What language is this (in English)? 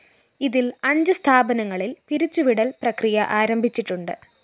Malayalam